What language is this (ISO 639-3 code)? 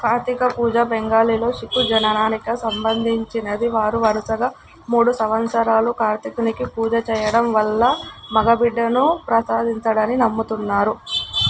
tel